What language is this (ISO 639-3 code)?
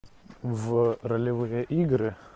rus